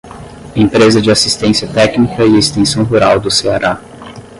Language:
Portuguese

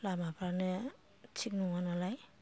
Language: Bodo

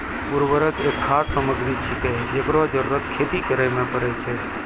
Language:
Maithili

